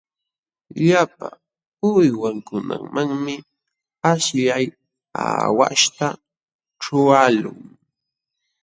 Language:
Jauja Wanca Quechua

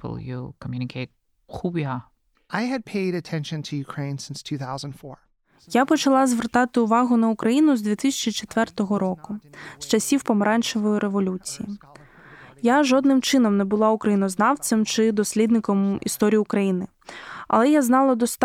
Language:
Ukrainian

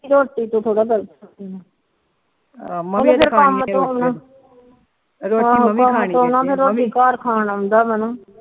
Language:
Punjabi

